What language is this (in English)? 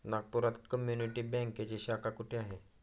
Marathi